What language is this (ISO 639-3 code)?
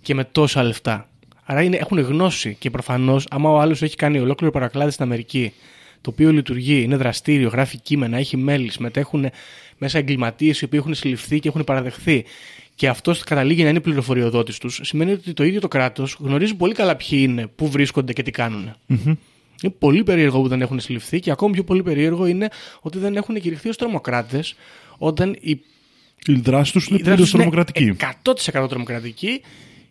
ell